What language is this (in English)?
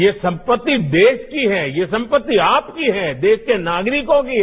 Hindi